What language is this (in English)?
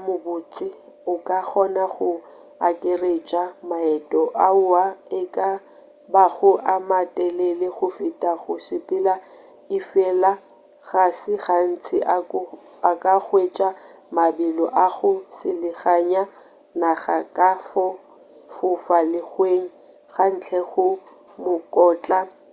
Northern Sotho